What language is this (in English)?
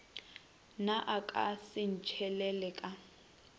Northern Sotho